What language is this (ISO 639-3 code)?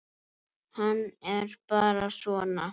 isl